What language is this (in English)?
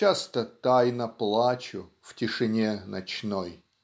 Russian